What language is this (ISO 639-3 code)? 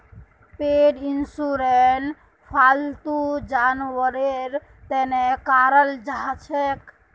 mag